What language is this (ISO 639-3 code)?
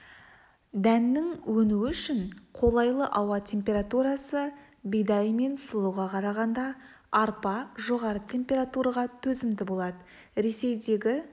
kaz